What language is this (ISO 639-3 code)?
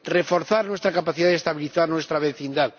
spa